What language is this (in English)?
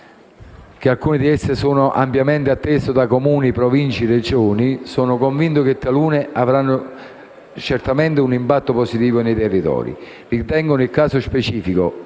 Italian